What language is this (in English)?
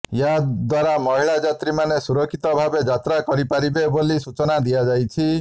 Odia